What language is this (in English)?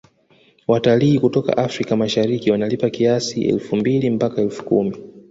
Swahili